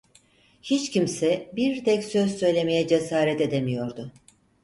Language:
Turkish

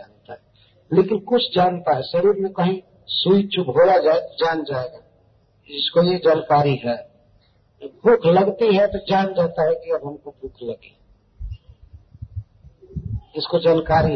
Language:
Hindi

